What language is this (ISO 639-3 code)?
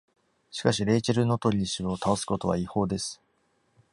jpn